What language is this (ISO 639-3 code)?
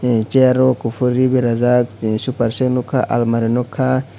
trp